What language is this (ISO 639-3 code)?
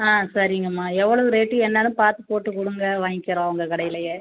tam